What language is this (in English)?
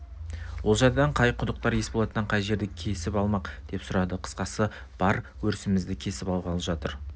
Kazakh